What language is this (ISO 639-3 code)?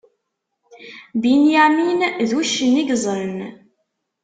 kab